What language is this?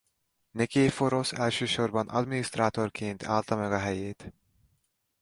Hungarian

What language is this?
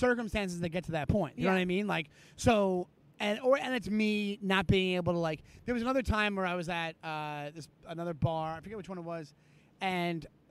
English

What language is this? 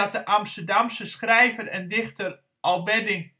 Dutch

